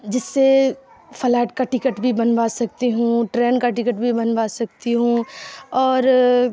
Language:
Urdu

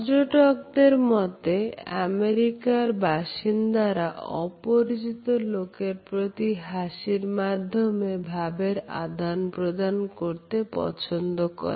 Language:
Bangla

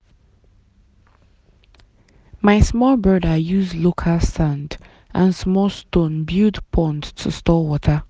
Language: Nigerian Pidgin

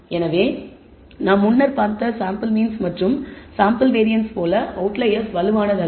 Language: Tamil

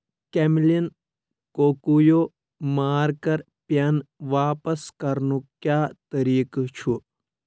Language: Kashmiri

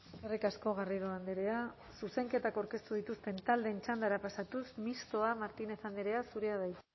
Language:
Basque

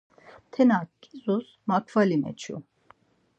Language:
Laz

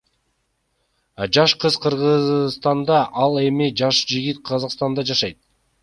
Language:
Kyrgyz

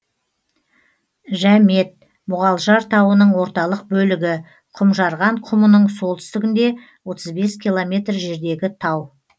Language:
Kazakh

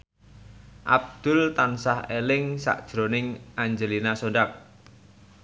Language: Javanese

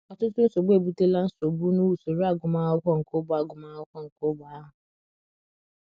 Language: Igbo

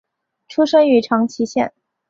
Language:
Chinese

